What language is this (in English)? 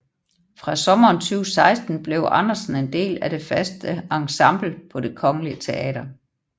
Danish